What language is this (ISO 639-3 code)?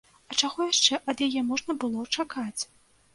bel